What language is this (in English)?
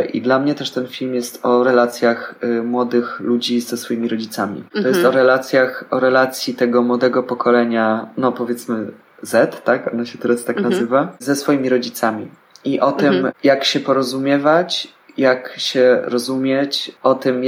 Polish